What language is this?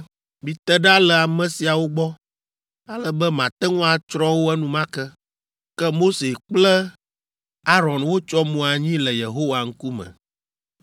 Ewe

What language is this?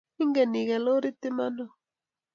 Kalenjin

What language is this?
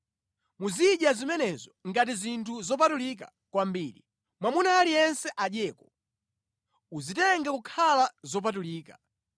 Nyanja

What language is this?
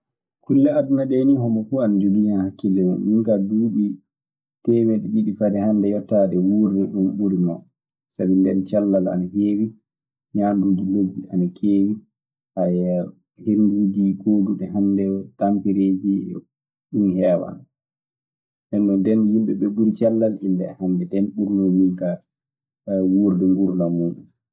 Maasina Fulfulde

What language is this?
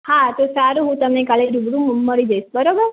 Gujarati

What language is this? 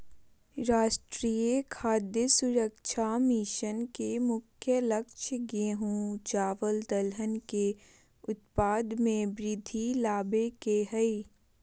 Magahi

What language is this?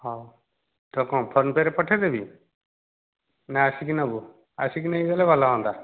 Odia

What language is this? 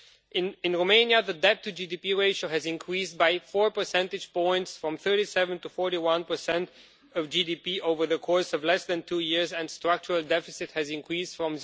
English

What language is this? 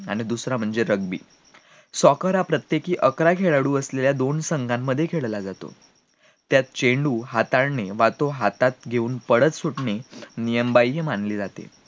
Marathi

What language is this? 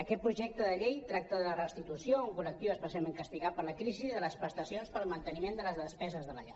Catalan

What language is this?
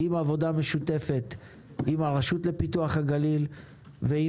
Hebrew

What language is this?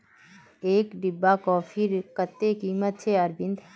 Magahi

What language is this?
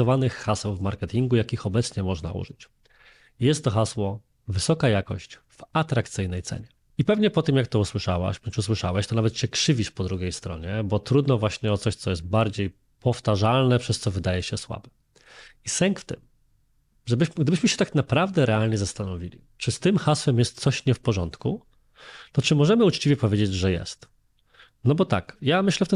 Polish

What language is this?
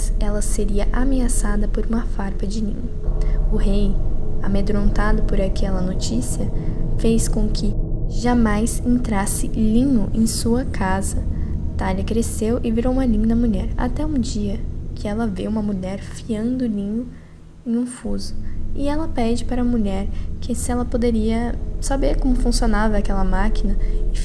Portuguese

